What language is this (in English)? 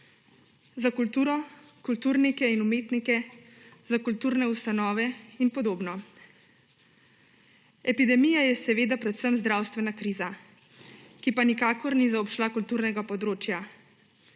Slovenian